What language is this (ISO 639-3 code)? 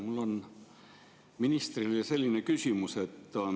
est